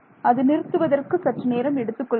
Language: Tamil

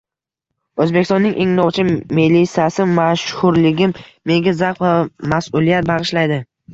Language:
Uzbek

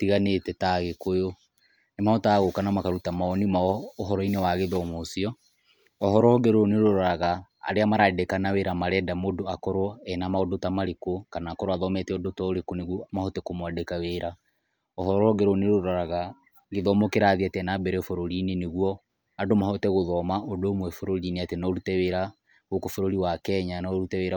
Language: Kikuyu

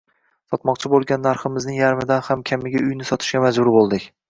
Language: Uzbek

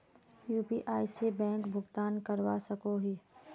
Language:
Magahi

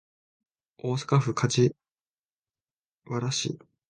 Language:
Japanese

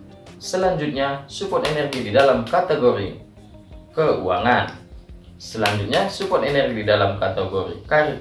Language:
Indonesian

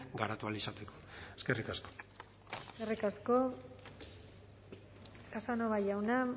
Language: Basque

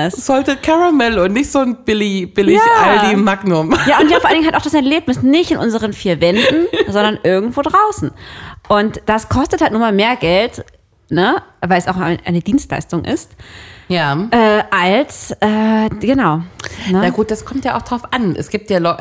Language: German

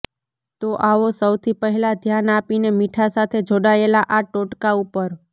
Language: Gujarati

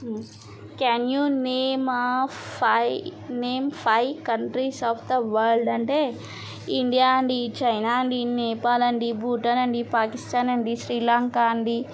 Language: Telugu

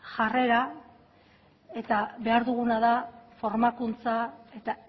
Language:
Basque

